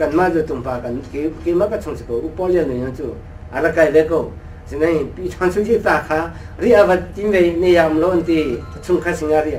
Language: Arabic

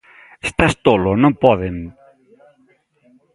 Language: Galician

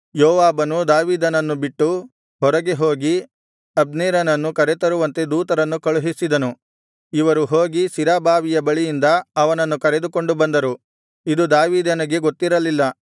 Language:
Kannada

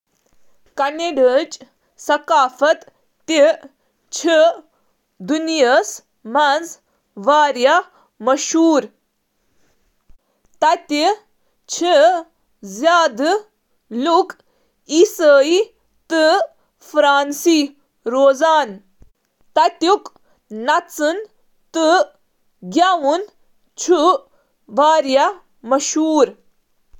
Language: Kashmiri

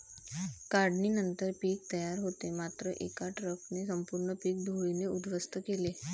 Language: Marathi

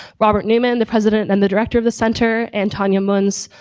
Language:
English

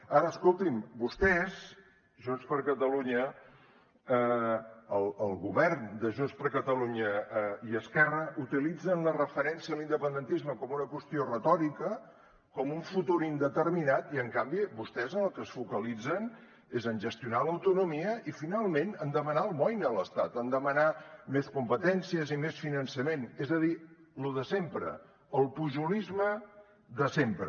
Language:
Catalan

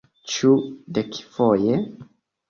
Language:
Esperanto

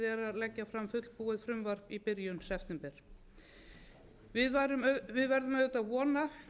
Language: Icelandic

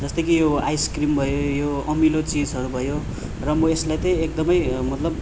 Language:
Nepali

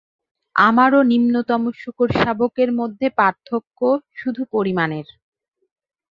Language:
Bangla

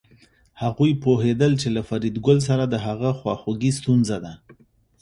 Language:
Pashto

